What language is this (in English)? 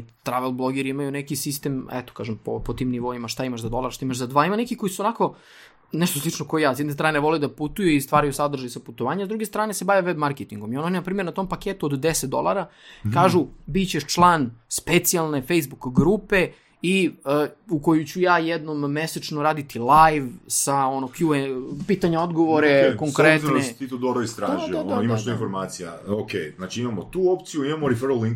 Croatian